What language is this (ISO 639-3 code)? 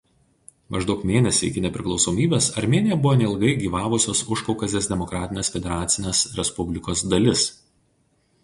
lit